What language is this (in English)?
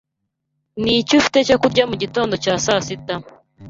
Kinyarwanda